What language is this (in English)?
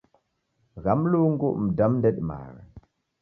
Taita